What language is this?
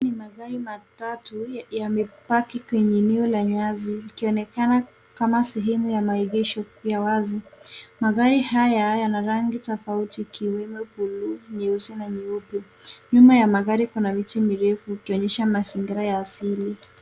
Swahili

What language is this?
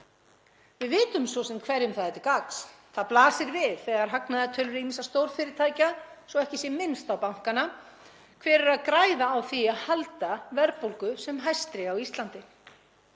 Icelandic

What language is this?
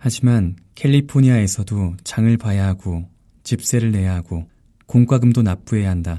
Korean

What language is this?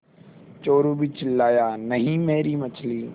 Hindi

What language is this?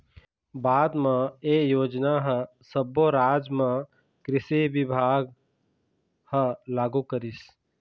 Chhattisgarhi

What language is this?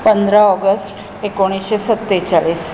Konkani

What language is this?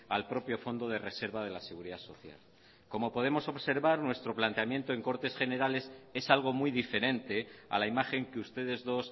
Spanish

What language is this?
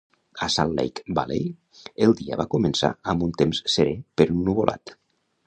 Catalan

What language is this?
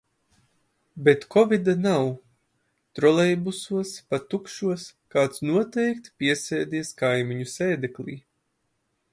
Latvian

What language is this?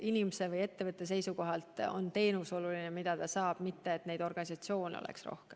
Estonian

